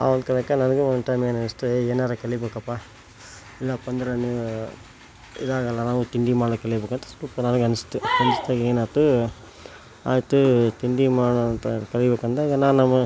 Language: Kannada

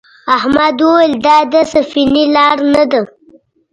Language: Pashto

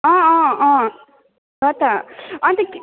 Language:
Nepali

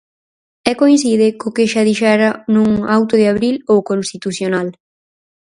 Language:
Galician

